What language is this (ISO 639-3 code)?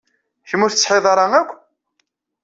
kab